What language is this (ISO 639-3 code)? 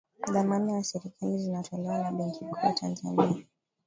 swa